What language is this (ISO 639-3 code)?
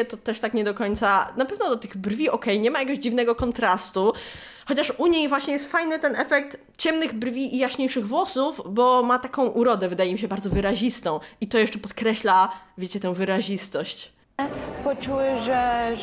pol